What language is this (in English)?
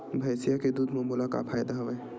Chhattisgarhi